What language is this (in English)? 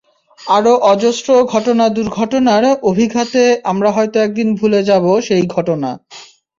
Bangla